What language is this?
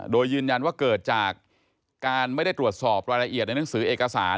Thai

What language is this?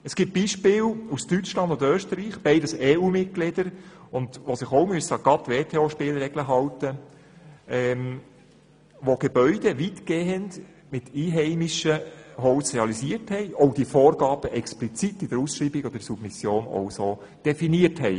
Swiss German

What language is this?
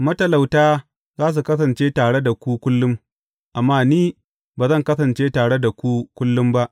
Hausa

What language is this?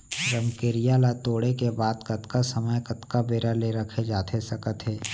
Chhattisgarhi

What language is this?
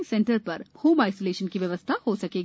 Hindi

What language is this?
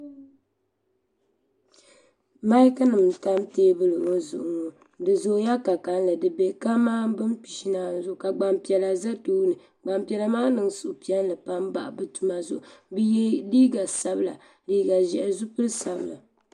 Dagbani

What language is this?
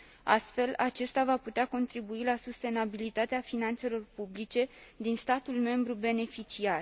Romanian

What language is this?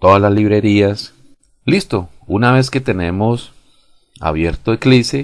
Spanish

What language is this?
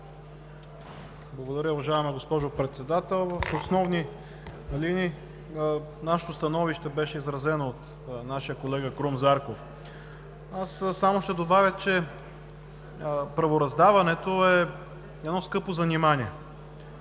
Bulgarian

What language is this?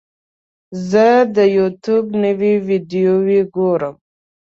Pashto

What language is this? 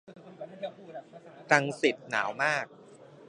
Thai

